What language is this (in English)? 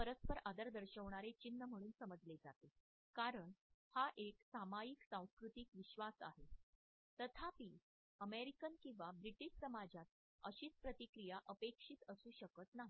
Marathi